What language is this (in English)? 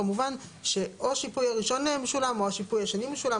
Hebrew